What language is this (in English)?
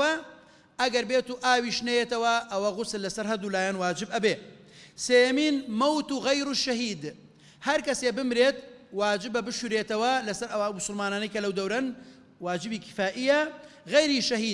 Arabic